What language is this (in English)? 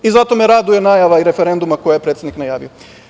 Serbian